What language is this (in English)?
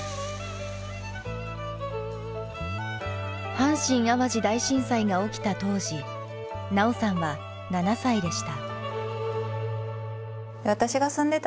Japanese